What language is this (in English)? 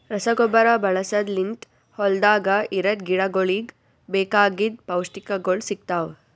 Kannada